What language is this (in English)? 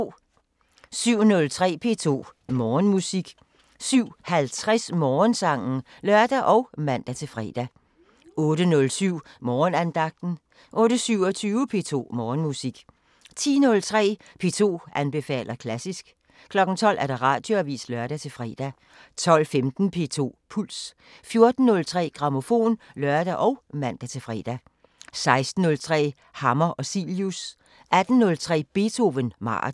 Danish